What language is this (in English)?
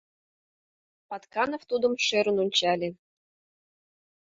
Mari